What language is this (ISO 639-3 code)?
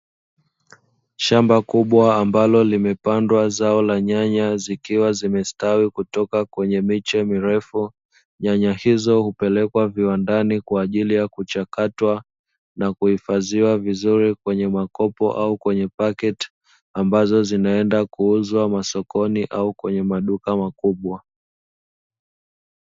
swa